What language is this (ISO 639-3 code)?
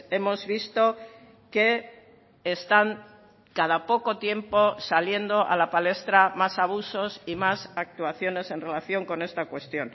spa